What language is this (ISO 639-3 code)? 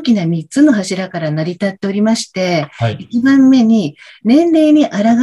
jpn